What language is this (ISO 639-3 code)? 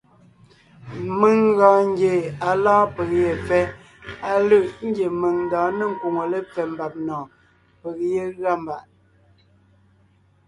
nnh